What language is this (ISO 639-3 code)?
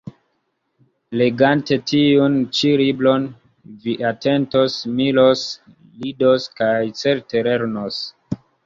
epo